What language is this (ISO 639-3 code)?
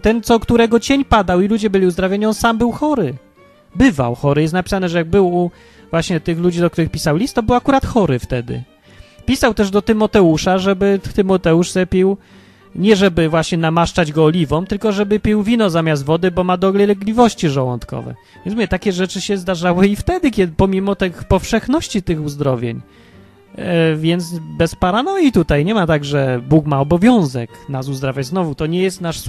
pol